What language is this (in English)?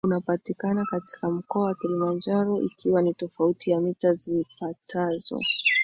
Swahili